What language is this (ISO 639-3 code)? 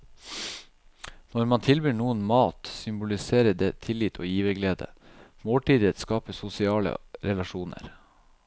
nor